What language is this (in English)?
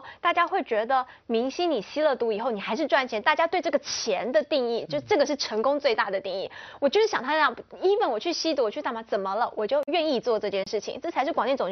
Chinese